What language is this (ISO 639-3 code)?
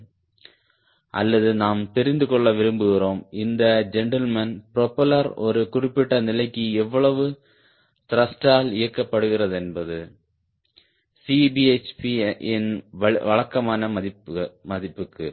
tam